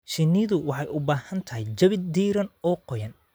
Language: Somali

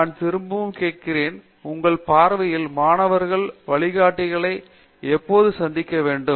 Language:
Tamil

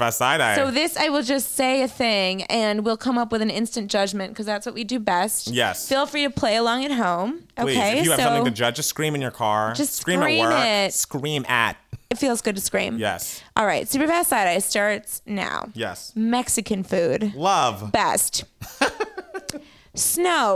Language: English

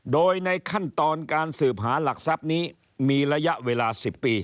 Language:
Thai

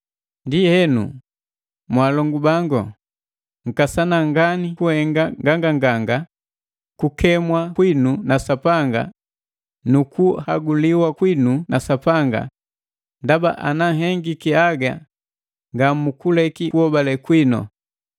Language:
Matengo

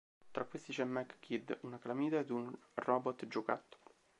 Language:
Italian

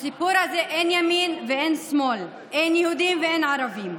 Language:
Hebrew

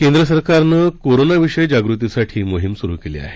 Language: Marathi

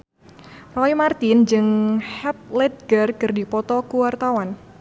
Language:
Sundanese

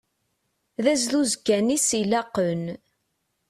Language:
Kabyle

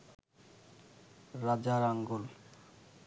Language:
Bangla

